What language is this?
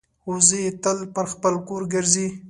Pashto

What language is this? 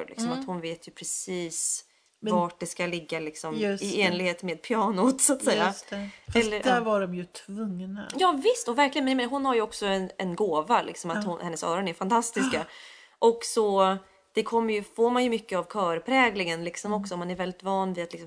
Swedish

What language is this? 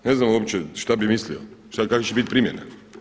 Croatian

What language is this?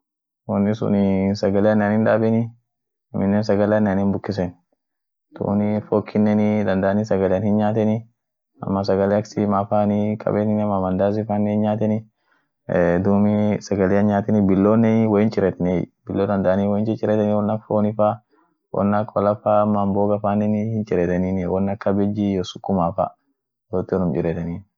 Orma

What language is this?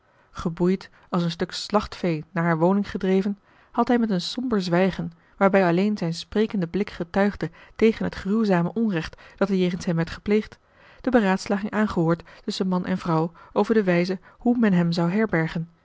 Dutch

